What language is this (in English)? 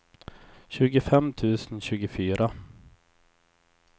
Swedish